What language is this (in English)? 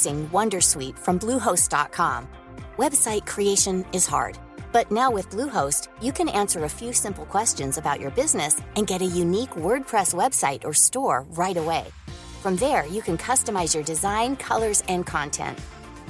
Spanish